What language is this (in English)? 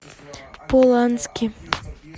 Russian